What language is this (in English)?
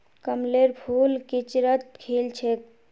Magahi